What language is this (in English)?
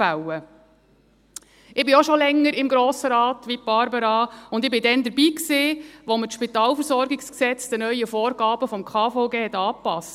Swiss German